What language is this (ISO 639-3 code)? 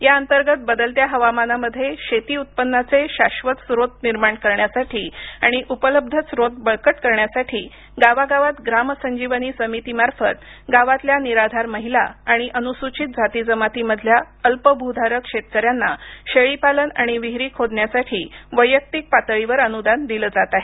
mar